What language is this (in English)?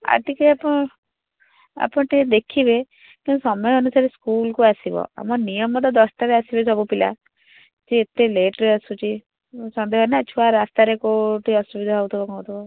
Odia